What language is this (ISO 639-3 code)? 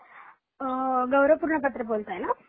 mar